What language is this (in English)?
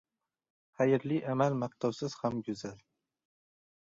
Uzbek